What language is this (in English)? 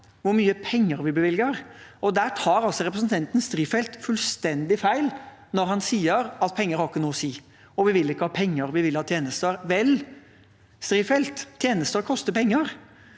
Norwegian